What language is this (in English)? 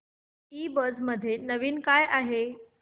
Marathi